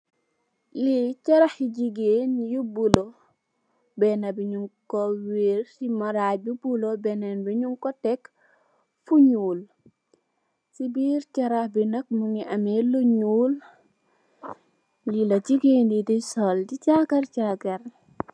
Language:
Wolof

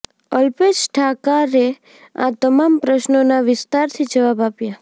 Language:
Gujarati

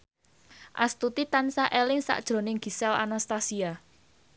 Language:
Javanese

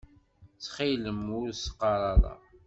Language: Kabyle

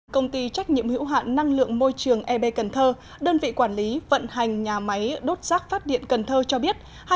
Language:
Vietnamese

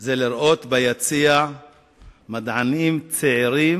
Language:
Hebrew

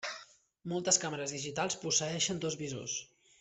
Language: Catalan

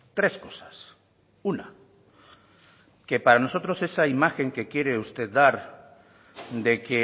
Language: Spanish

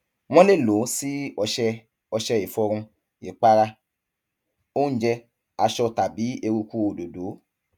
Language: Yoruba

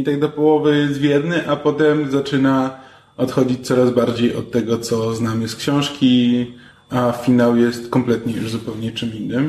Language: Polish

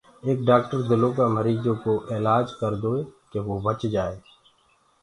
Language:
Gurgula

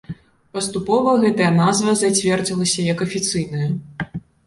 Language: Belarusian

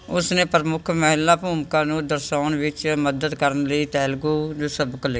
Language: Punjabi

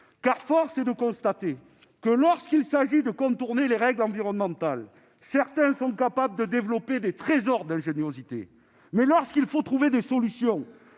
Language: French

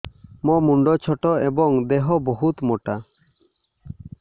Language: Odia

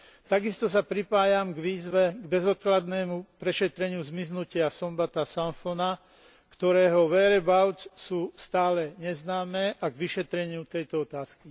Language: Slovak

